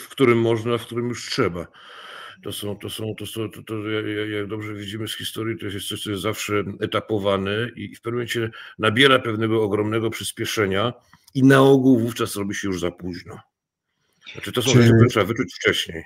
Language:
Polish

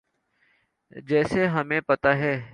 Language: Urdu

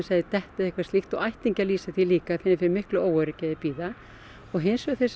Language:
Icelandic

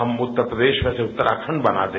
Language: Hindi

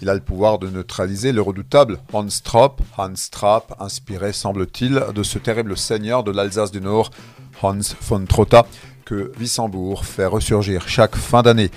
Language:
French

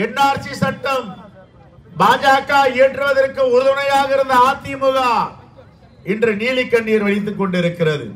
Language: Tamil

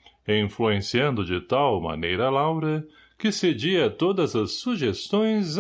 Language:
Portuguese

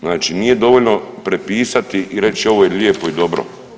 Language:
Croatian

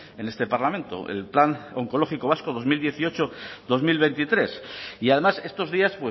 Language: Spanish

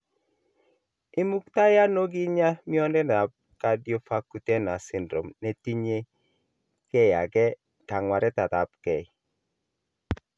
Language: Kalenjin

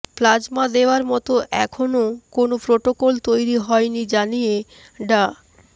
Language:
Bangla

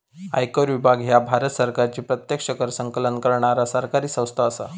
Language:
Marathi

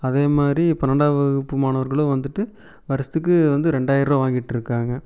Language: Tamil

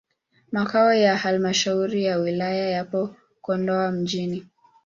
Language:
Swahili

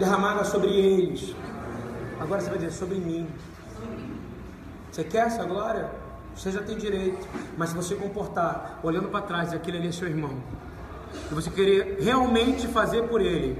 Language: Portuguese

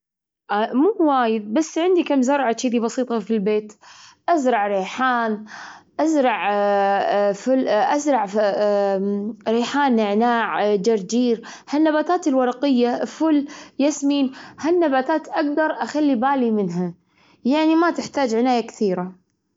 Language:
Gulf Arabic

